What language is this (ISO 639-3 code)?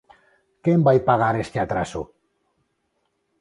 glg